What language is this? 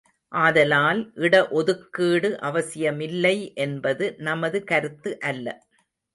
Tamil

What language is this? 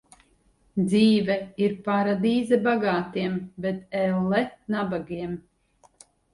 Latvian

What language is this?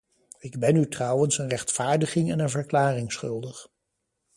Dutch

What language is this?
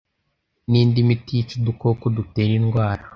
Kinyarwanda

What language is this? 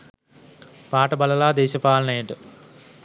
Sinhala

